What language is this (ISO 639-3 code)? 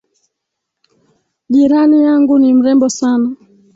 swa